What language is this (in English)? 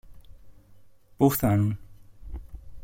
Greek